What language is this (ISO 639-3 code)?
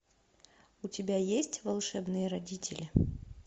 rus